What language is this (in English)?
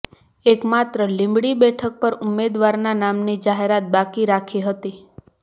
Gujarati